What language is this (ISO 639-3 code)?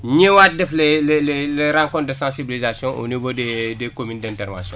wol